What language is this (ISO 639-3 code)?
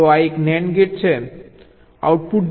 guj